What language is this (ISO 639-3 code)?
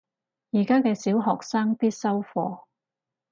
yue